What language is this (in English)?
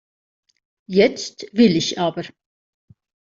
German